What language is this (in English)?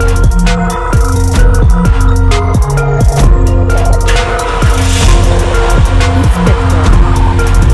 Russian